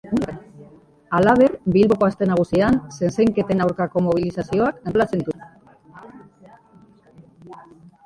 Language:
Basque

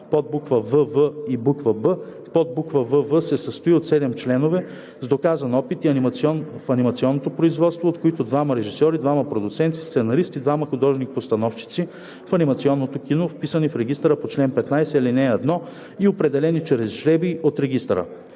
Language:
Bulgarian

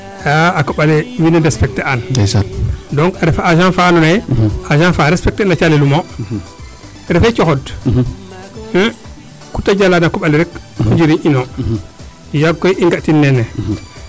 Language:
Serer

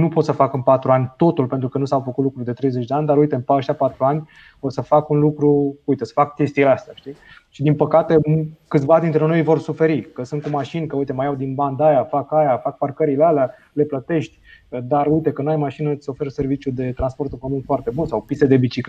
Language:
Romanian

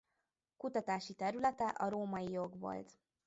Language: Hungarian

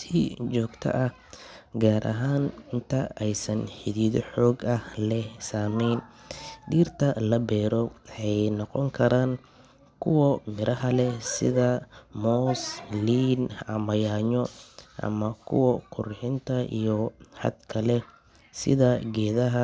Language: Somali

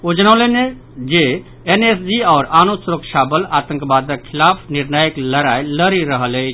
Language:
Maithili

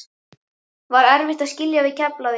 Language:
Icelandic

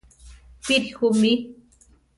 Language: Central Tarahumara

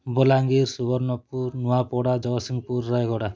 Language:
Odia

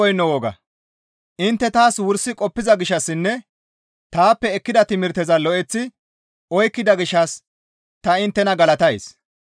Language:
Gamo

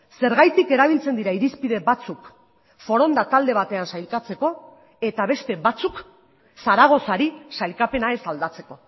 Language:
Basque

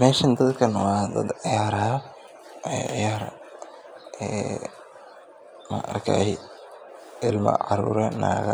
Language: Somali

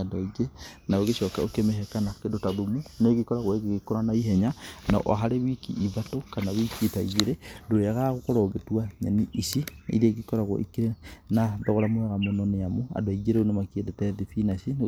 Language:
Kikuyu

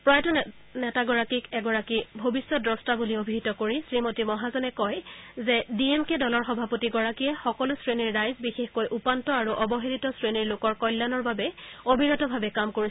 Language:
Assamese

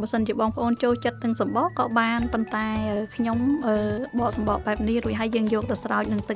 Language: English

